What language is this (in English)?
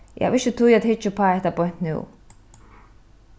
Faroese